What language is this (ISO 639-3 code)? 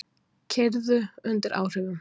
isl